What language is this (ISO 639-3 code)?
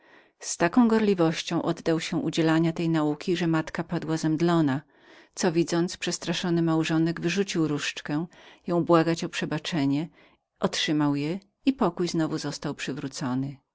pol